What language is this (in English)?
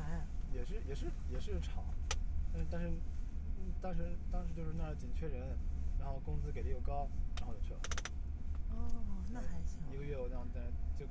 Chinese